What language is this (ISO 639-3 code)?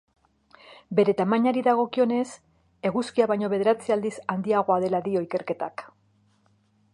eus